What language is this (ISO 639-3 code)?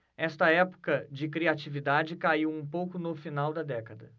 por